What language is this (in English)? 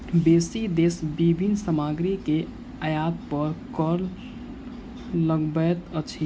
Maithili